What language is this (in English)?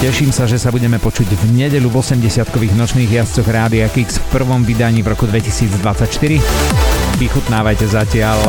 Slovak